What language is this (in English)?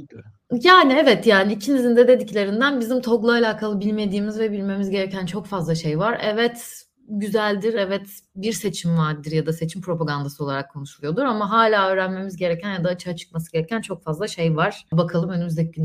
Turkish